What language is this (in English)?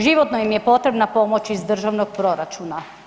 Croatian